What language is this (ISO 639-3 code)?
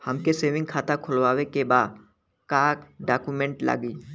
bho